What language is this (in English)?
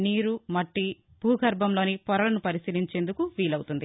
Telugu